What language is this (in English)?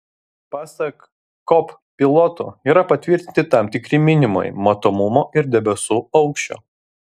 Lithuanian